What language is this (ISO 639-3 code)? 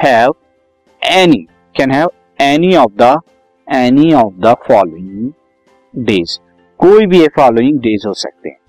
hin